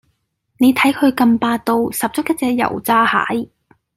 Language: Cantonese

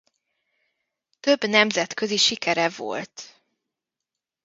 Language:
Hungarian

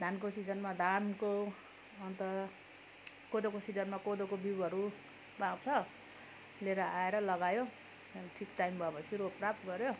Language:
Nepali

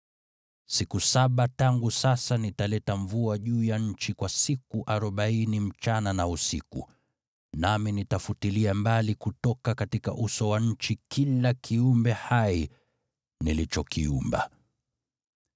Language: Swahili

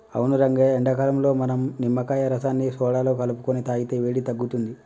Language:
Telugu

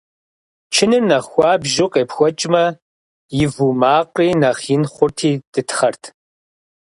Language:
Kabardian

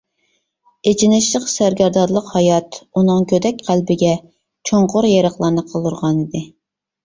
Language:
Uyghur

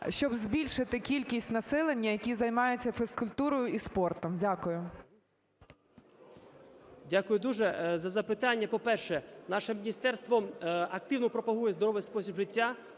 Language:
Ukrainian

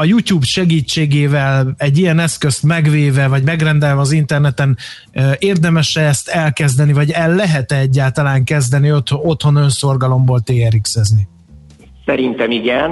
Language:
Hungarian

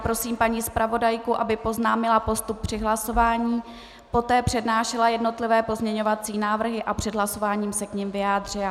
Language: Czech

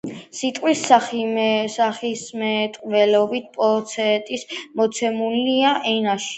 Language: Georgian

